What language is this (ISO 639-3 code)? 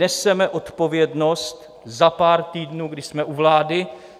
ces